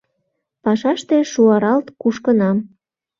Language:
Mari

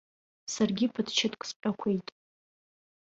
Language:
Abkhazian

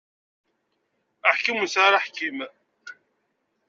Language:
Kabyle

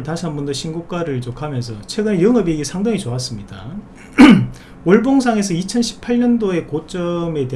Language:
Korean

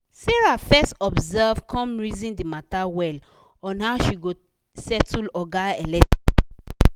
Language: Nigerian Pidgin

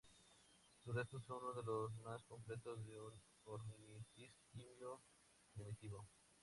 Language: Spanish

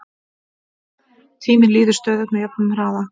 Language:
Icelandic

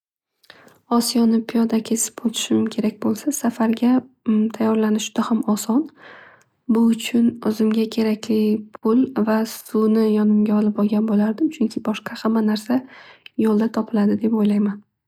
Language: Uzbek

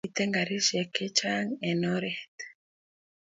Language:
Kalenjin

